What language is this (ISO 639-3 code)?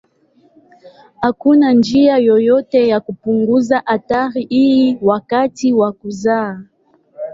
swa